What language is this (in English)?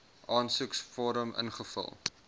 Afrikaans